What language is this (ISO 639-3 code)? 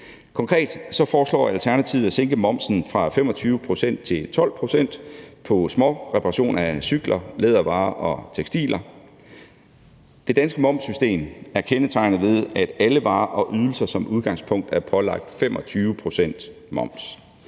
dan